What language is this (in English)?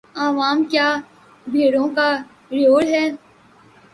Urdu